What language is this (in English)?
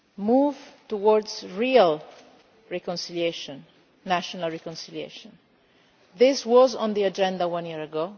English